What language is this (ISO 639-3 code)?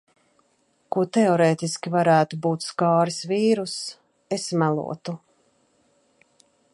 lav